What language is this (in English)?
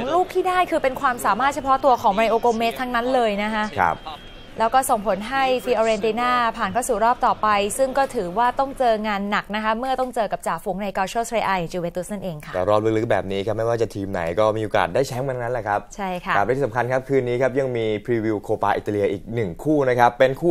Thai